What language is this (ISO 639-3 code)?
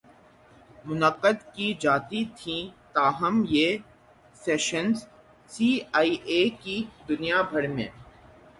urd